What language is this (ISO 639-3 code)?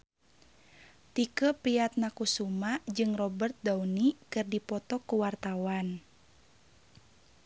sun